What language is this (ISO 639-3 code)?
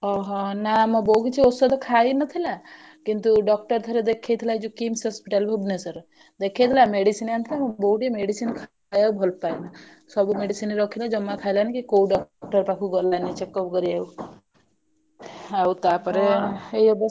ori